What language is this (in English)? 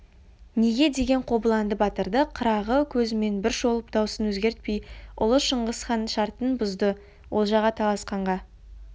Kazakh